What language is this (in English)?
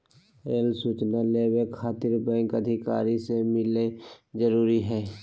Magahi